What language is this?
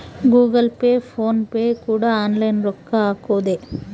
Kannada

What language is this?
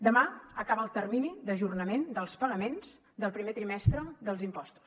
Catalan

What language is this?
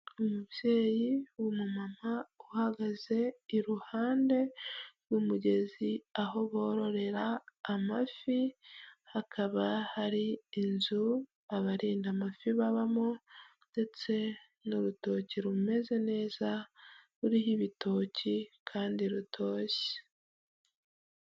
Kinyarwanda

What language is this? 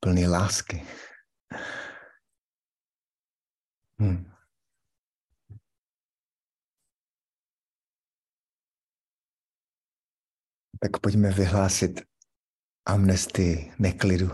Czech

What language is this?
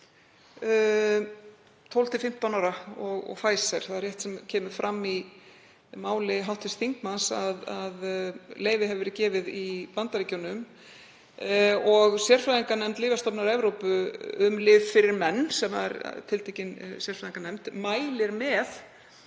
Icelandic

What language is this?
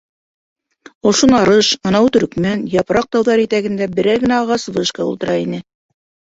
Bashkir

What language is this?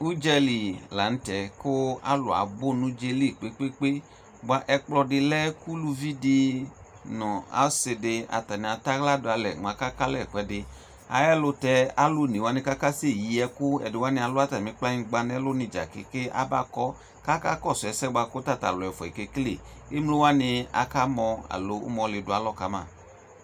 Ikposo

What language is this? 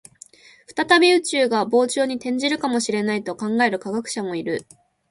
Japanese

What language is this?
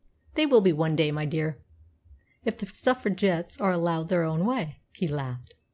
English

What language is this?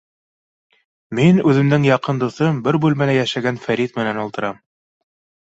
Bashkir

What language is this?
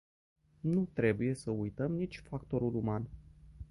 Romanian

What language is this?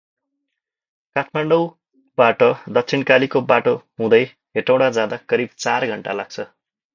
Nepali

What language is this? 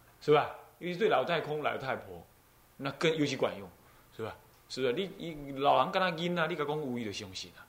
Chinese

